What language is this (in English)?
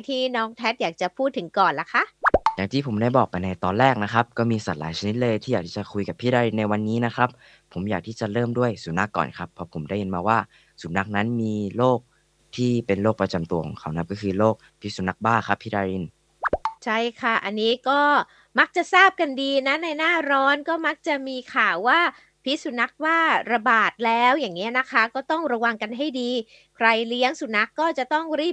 Thai